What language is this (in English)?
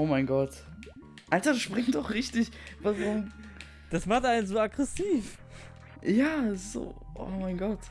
German